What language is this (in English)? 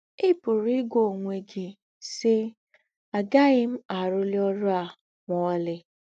Igbo